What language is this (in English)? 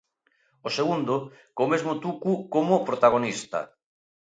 Galician